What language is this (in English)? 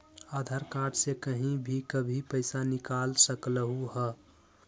Magahi